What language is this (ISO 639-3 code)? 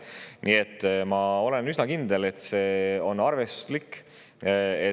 est